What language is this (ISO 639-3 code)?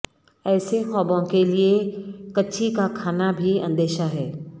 urd